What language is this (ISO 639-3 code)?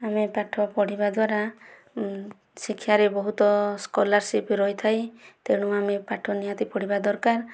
ori